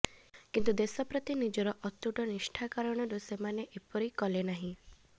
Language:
Odia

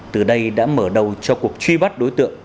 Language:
Vietnamese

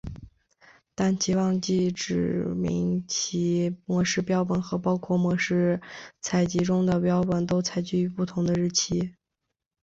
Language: Chinese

